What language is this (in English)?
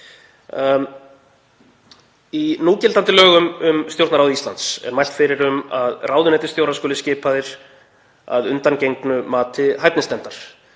Icelandic